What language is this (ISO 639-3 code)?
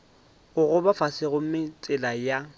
nso